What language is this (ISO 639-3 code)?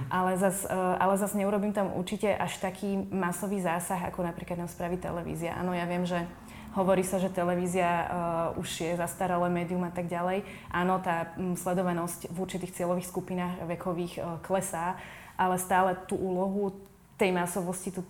slk